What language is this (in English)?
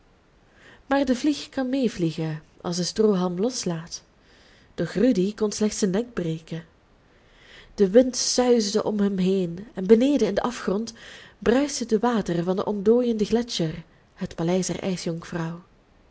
Dutch